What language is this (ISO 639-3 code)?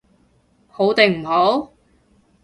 yue